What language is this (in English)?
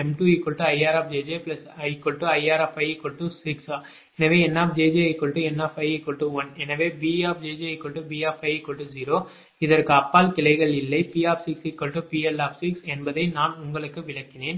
Tamil